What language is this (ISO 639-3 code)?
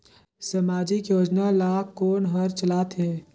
hne